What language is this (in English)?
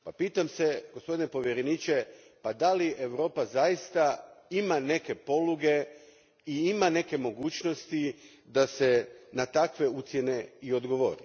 Croatian